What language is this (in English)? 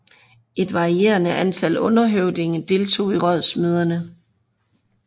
Danish